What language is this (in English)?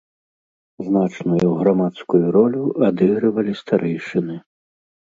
Belarusian